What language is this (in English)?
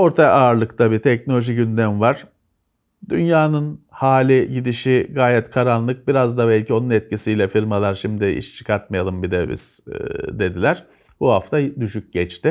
Turkish